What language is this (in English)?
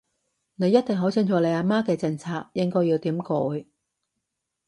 Cantonese